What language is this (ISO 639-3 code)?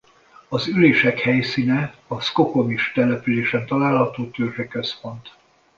hun